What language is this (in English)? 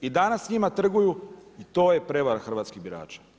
Croatian